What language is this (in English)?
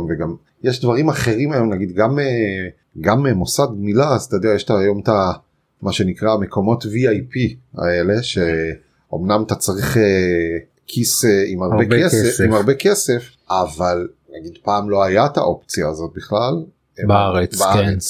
Hebrew